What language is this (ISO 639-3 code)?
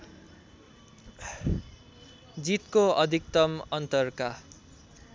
nep